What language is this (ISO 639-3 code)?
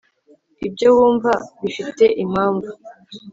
kin